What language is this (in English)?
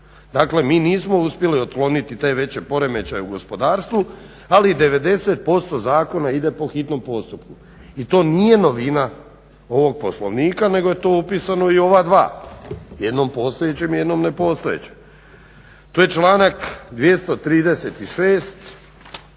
Croatian